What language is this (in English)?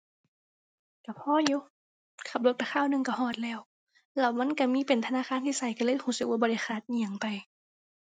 Thai